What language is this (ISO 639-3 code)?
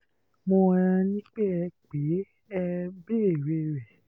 yor